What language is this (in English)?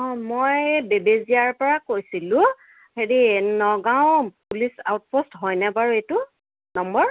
Assamese